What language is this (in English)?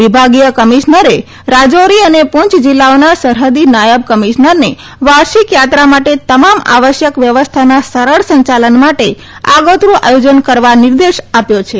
Gujarati